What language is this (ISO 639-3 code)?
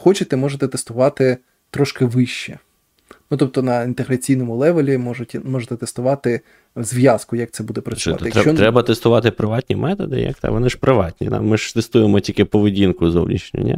ukr